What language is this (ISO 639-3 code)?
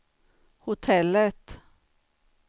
swe